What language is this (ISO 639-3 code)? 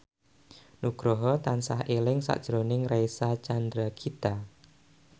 jav